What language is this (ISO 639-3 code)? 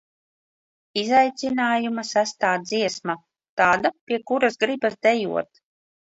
lav